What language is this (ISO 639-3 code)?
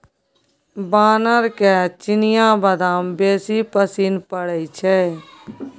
mai